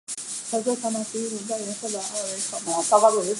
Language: Chinese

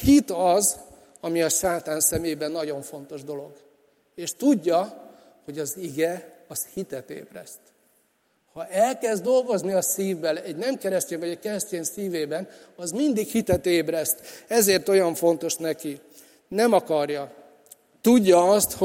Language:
Hungarian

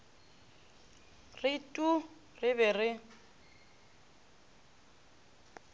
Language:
Northern Sotho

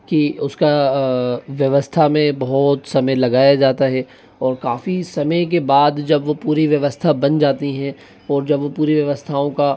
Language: Hindi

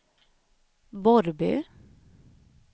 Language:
Swedish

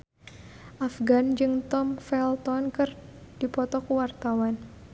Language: Sundanese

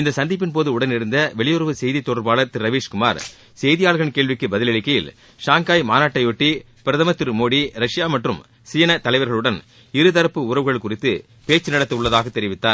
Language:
Tamil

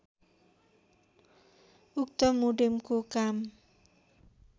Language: Nepali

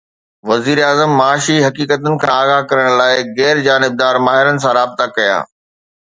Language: Sindhi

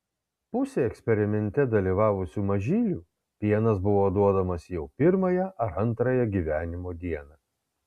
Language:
Lithuanian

